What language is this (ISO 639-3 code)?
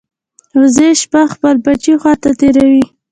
pus